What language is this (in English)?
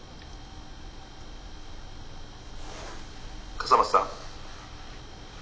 Japanese